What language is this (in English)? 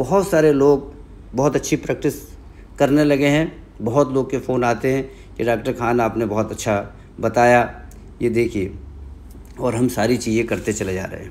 Hindi